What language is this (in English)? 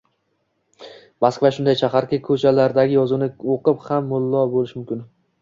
Uzbek